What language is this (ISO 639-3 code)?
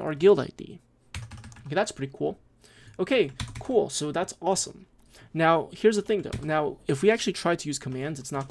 eng